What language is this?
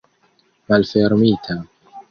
Esperanto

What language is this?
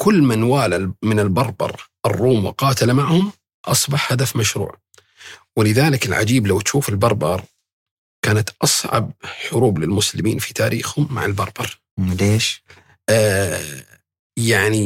Arabic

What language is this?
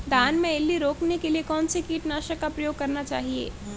Hindi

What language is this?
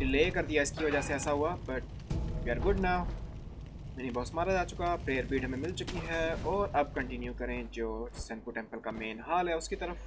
Japanese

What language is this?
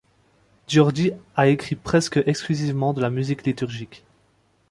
French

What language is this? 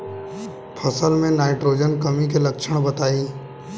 Bhojpuri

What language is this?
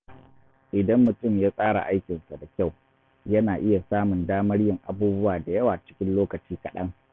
Hausa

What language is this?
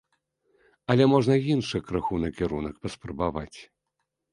Belarusian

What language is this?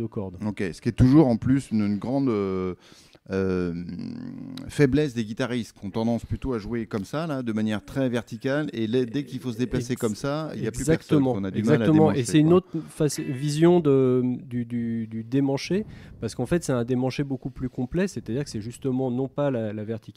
French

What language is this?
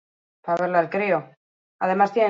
Basque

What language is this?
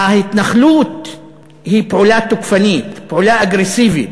Hebrew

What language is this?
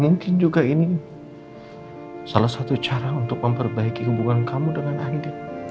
Indonesian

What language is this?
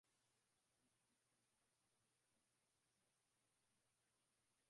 Swahili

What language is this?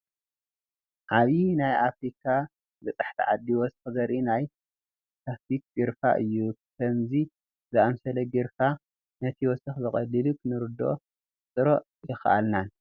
Tigrinya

